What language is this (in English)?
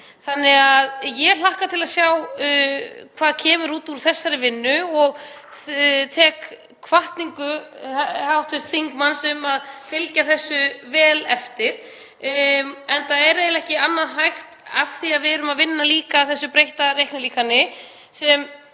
Icelandic